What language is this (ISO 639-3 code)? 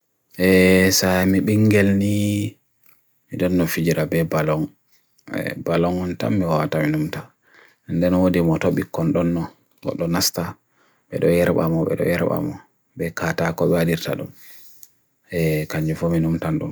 fui